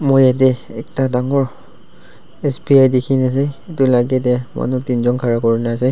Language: Naga Pidgin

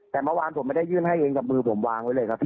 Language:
Thai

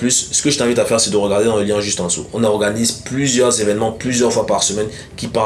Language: French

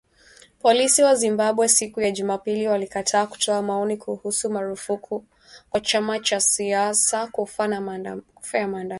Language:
Swahili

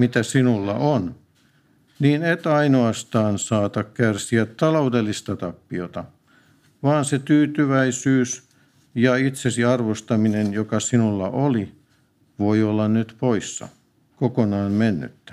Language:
Finnish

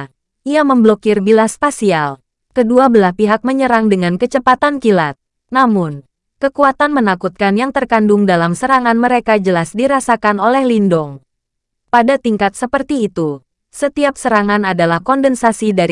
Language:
Indonesian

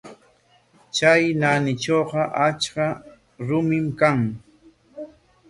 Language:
Corongo Ancash Quechua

